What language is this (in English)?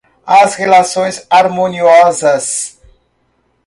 Portuguese